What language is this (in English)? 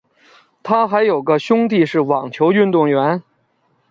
Chinese